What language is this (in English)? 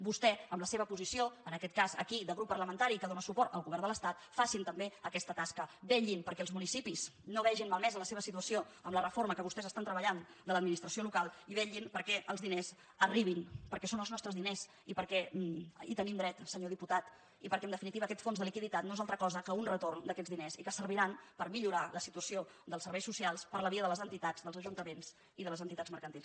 Catalan